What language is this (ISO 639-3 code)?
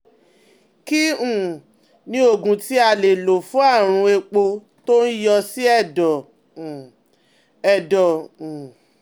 yor